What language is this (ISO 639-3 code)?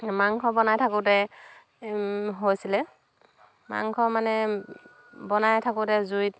asm